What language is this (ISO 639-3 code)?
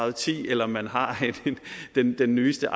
dan